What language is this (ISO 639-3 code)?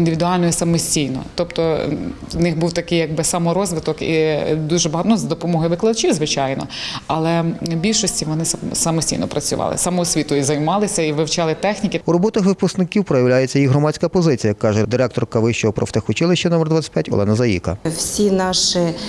ukr